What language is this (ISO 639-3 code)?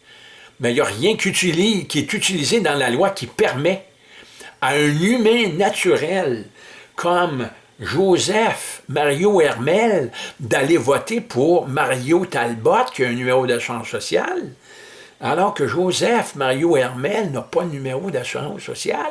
fra